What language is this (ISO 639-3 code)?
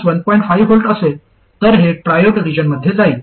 mar